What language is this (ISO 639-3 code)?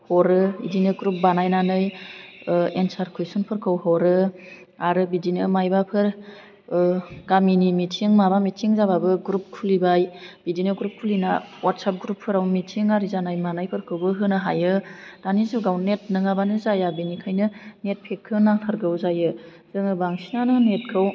brx